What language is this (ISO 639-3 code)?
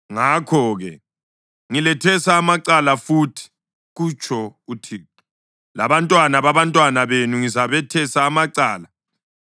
nde